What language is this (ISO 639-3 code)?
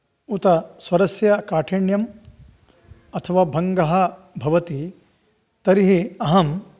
san